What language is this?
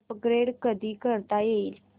Marathi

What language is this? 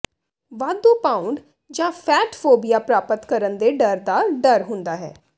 Punjabi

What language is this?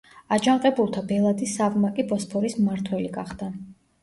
Georgian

